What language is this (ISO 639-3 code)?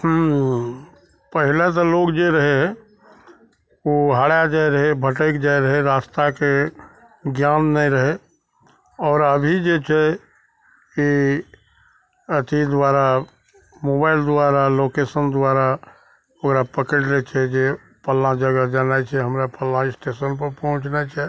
mai